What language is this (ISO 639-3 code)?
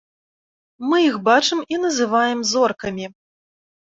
bel